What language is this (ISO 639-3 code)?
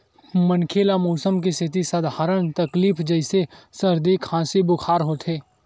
hne